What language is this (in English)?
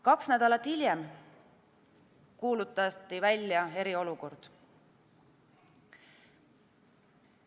Estonian